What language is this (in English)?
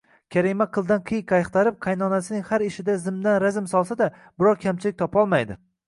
Uzbek